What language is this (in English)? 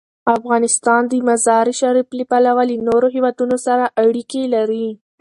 Pashto